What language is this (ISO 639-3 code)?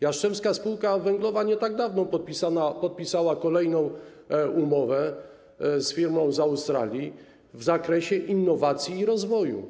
pol